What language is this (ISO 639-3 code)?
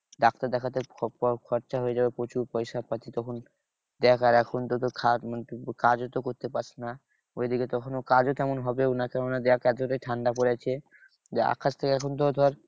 ben